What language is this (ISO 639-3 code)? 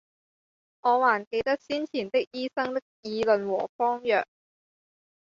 yue